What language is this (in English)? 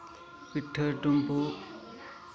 Santali